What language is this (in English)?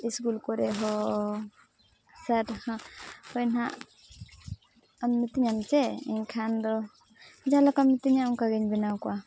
Santali